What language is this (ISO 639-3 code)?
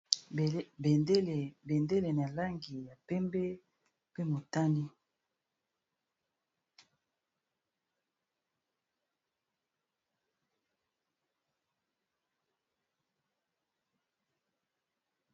lin